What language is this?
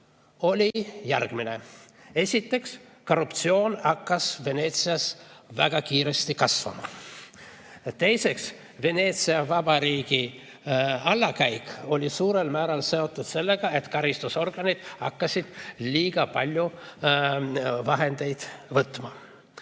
Estonian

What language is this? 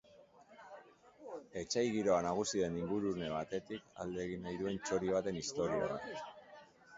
Basque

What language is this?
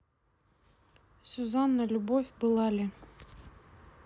Russian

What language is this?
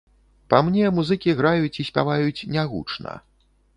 Belarusian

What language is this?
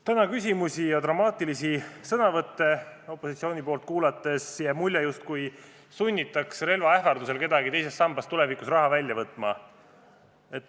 Estonian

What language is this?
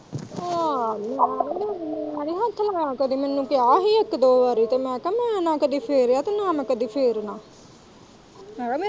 Punjabi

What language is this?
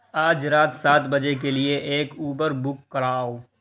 Urdu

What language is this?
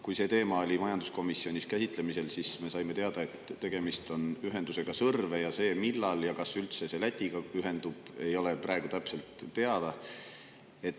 Estonian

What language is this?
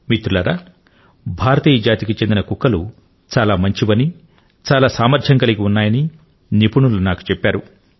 Telugu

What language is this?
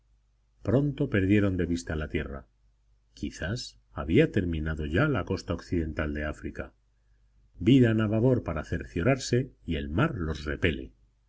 Spanish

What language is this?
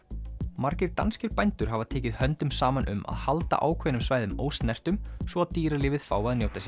Icelandic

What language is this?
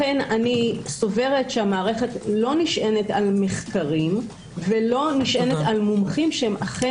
Hebrew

